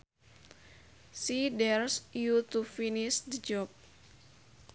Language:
Sundanese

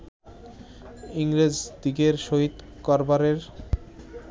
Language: Bangla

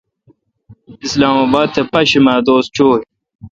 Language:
Kalkoti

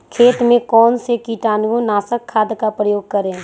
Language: Magahi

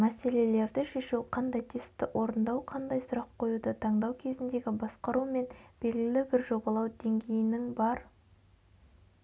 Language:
Kazakh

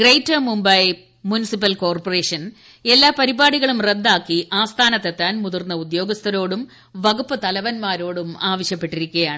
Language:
Malayalam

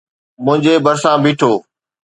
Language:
Sindhi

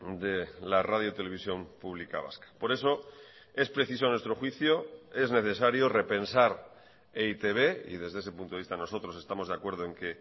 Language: Spanish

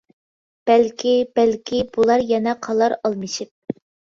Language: Uyghur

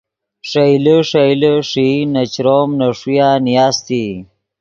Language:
Yidgha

